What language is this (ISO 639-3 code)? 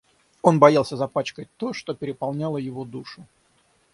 rus